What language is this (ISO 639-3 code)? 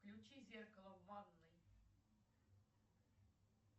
rus